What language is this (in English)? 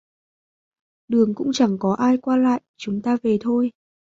Vietnamese